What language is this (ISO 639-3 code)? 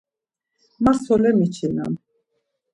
lzz